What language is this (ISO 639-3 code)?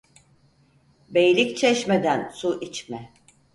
tur